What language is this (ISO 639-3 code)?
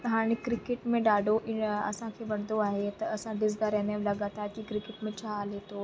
snd